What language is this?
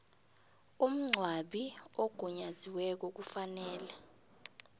South Ndebele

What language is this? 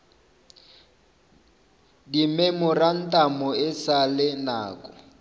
Northern Sotho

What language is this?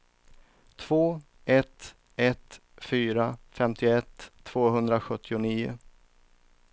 Swedish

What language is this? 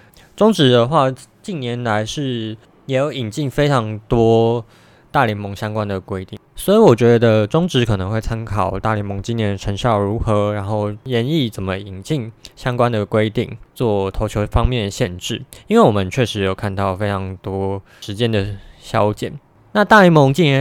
Chinese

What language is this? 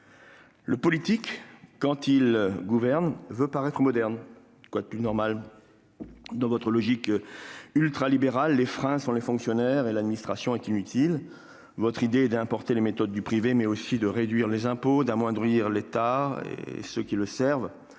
French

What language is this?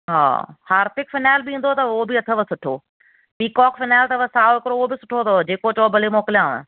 Sindhi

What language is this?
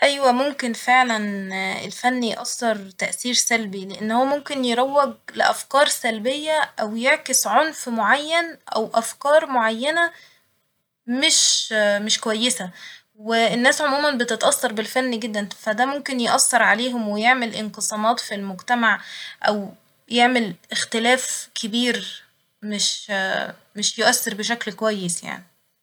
Egyptian Arabic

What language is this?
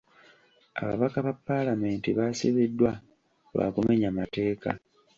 Ganda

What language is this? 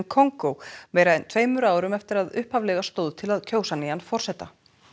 Icelandic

